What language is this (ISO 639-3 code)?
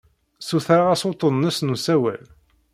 kab